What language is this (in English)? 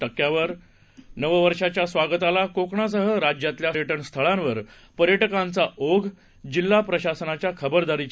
Marathi